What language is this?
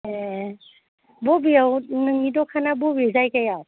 Bodo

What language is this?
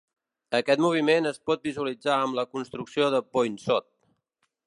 Catalan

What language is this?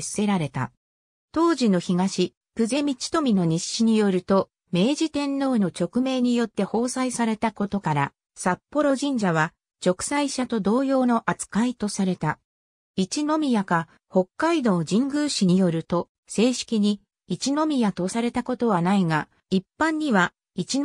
Japanese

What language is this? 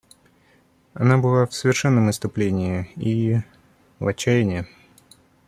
Russian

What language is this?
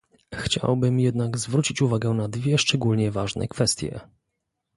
Polish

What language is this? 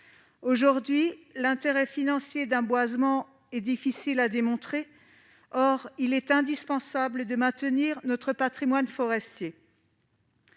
French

